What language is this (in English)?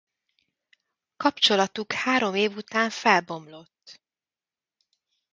Hungarian